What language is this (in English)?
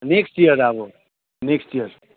Nepali